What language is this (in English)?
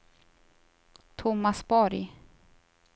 Swedish